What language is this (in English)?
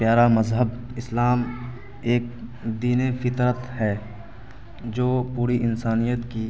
Urdu